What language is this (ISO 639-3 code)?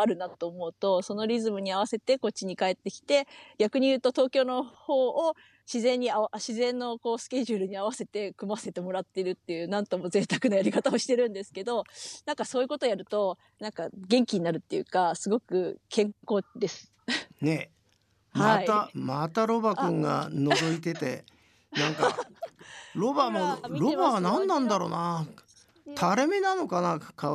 jpn